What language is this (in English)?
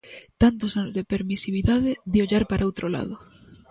Galician